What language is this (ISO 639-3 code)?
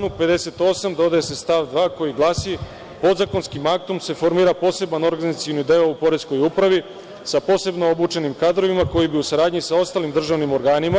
srp